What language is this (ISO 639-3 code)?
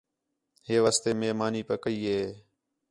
xhe